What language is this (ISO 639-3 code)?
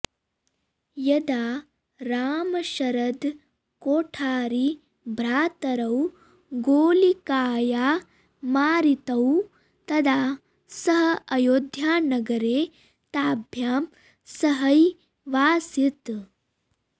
san